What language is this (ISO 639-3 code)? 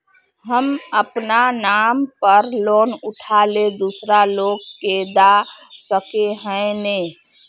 mag